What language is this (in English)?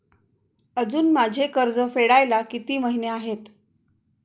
Marathi